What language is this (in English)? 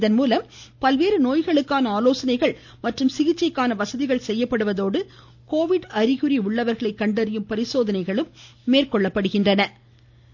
Tamil